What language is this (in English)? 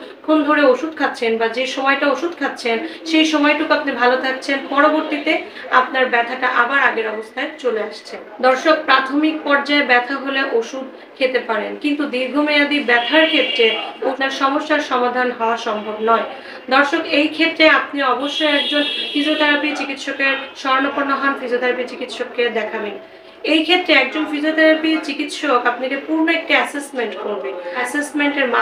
Romanian